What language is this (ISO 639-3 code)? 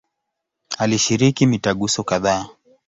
swa